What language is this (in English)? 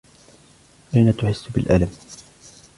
Arabic